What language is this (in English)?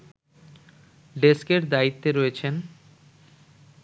Bangla